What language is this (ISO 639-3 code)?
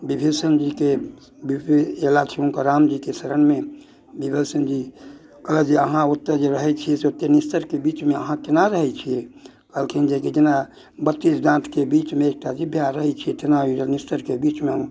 mai